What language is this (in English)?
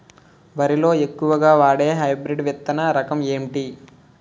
Telugu